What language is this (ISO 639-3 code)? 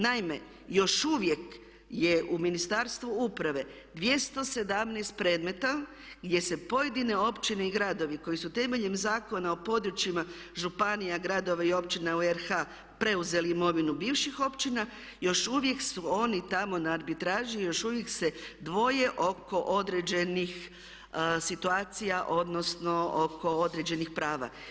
hrv